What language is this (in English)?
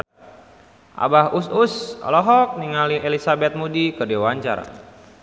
Sundanese